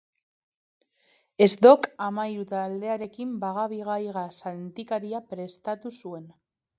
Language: Basque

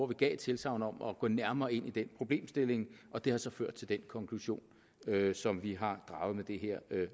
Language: Danish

